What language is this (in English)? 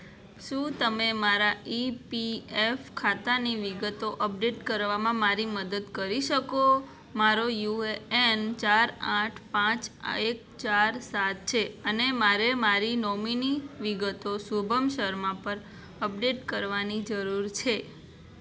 Gujarati